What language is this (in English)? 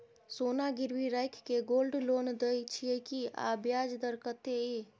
Maithili